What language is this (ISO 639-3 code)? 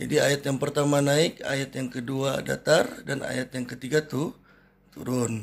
ind